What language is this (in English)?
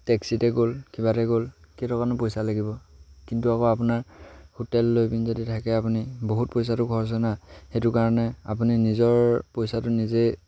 Assamese